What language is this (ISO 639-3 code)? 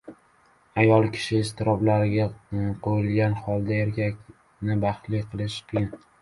uzb